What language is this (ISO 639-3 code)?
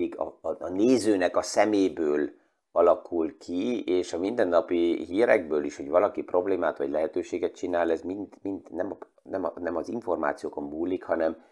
hun